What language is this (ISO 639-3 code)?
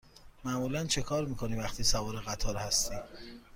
fas